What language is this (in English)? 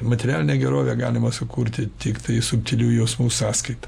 Lithuanian